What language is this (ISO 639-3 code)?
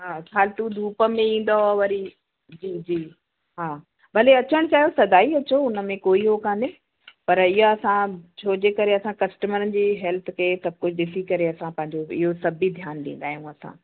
snd